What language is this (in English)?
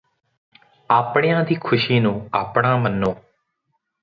Punjabi